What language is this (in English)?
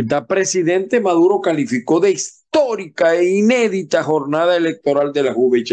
Spanish